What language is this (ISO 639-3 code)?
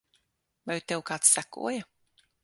lav